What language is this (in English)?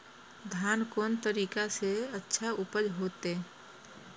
Maithili